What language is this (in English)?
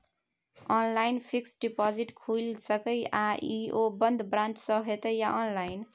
Maithili